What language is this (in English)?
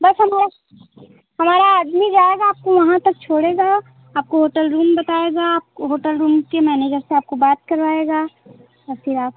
Hindi